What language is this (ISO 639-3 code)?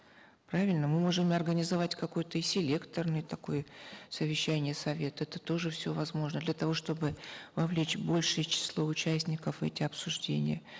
kaz